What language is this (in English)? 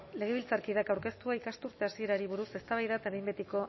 Basque